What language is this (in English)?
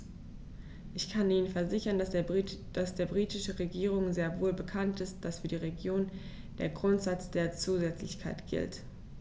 German